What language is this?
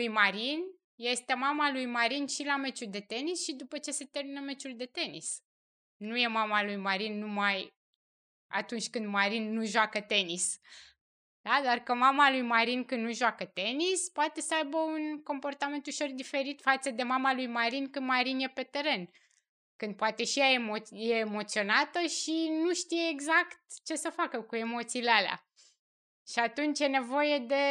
Romanian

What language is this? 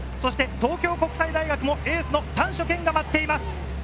Japanese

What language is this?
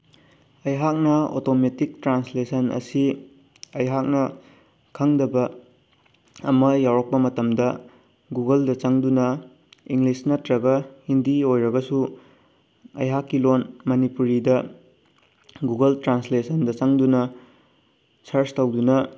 Manipuri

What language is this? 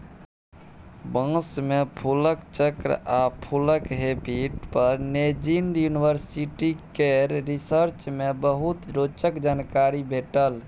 Maithili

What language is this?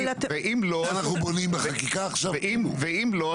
Hebrew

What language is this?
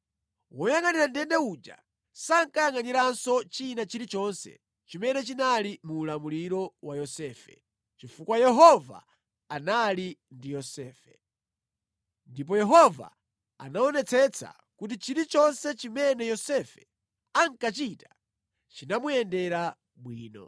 Nyanja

